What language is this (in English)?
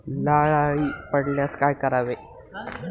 Marathi